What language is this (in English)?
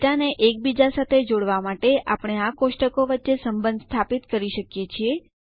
Gujarati